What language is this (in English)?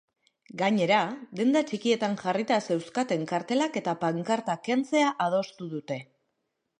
Basque